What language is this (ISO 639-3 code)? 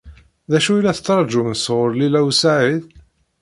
kab